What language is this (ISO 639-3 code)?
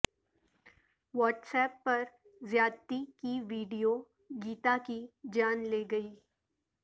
urd